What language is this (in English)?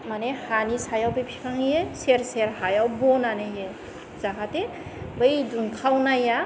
Bodo